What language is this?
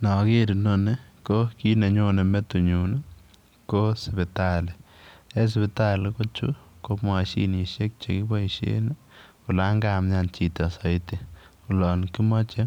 Kalenjin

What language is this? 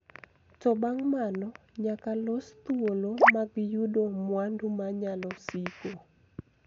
Luo (Kenya and Tanzania)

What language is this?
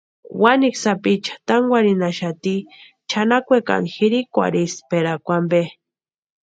Western Highland Purepecha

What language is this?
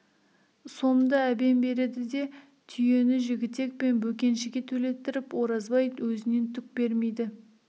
Kazakh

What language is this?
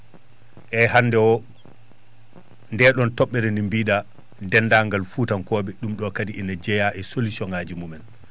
Fula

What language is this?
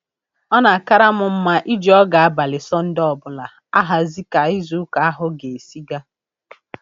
Igbo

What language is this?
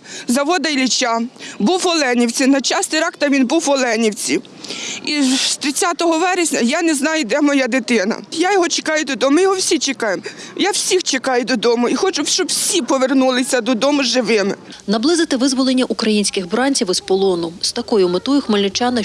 Ukrainian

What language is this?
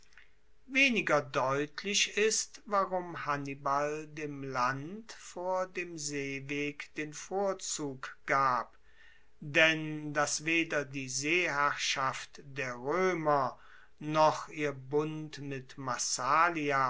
German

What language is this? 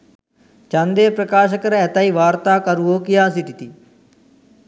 Sinhala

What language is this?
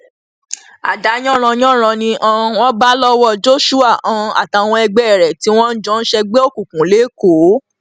Yoruba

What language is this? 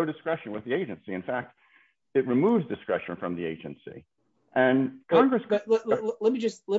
English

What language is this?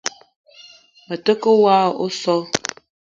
Eton (Cameroon)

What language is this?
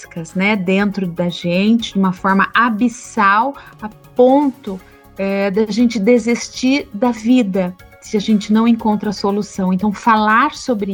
Portuguese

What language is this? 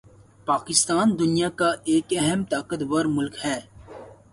Urdu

